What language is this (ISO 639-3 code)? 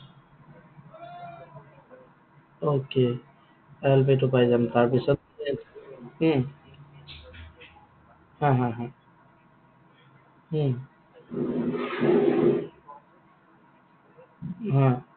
asm